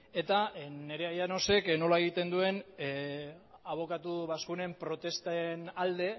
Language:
Basque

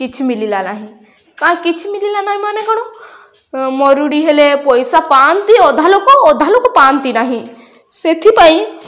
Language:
Odia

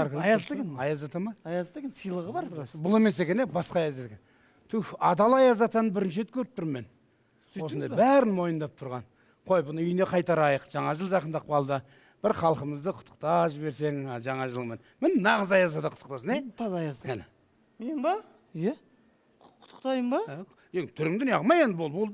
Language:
Turkish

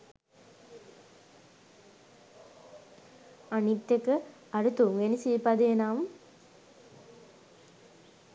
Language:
Sinhala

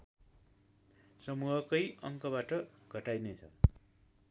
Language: Nepali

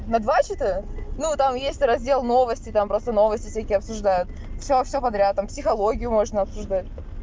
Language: Russian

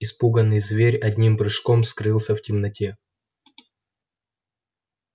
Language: Russian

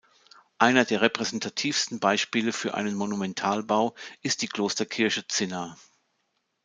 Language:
German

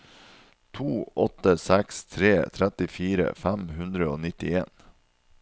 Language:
Norwegian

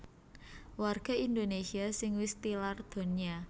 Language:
Javanese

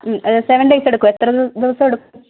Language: Malayalam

